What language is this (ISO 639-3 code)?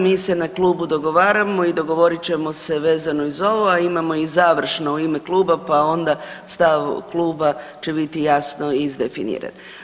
hrv